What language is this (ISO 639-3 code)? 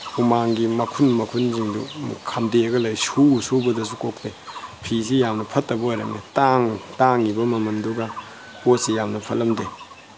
mni